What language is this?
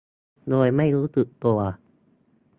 Thai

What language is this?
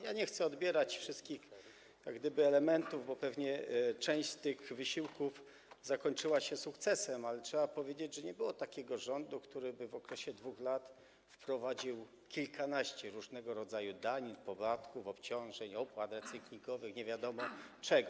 Polish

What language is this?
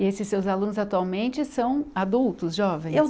Portuguese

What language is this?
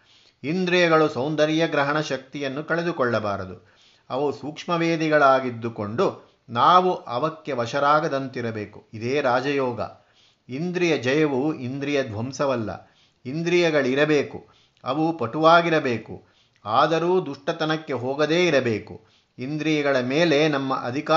Kannada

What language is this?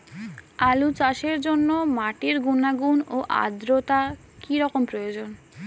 Bangla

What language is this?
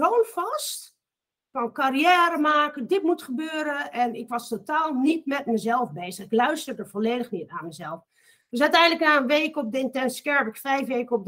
Dutch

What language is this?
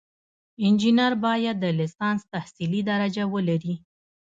Pashto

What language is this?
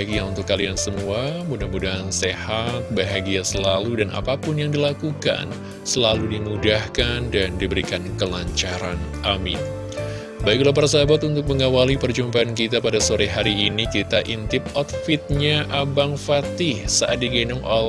Indonesian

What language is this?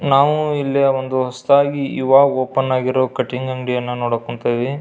Kannada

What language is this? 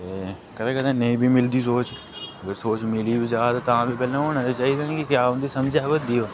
Dogri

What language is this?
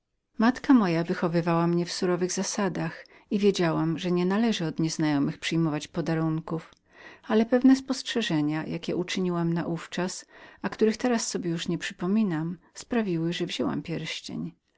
Polish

